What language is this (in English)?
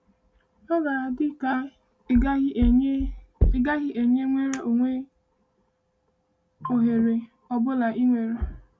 Igbo